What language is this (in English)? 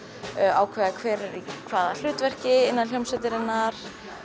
Icelandic